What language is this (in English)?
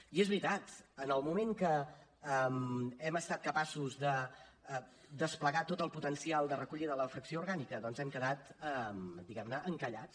Catalan